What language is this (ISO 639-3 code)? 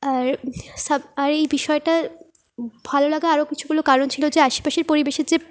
ben